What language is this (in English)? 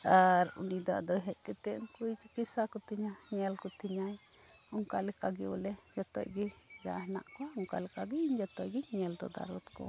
Santali